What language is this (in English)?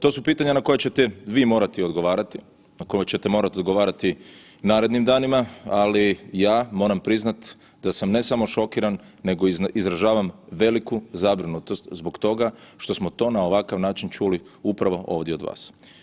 Croatian